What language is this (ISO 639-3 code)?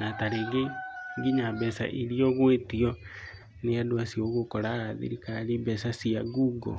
kik